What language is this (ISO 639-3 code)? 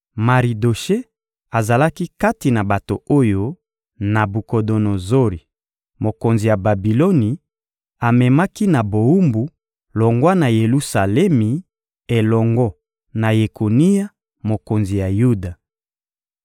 lin